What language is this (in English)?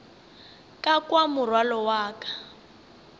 Northern Sotho